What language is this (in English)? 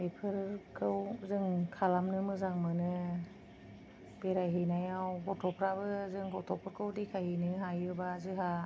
Bodo